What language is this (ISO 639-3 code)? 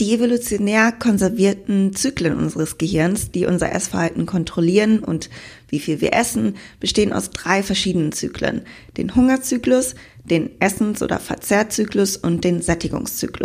deu